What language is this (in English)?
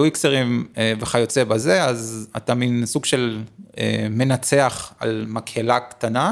Hebrew